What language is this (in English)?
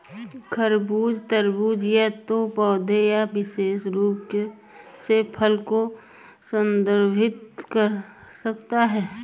Hindi